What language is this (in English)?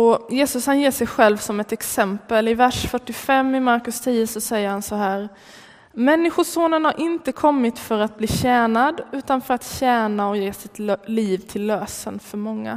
Swedish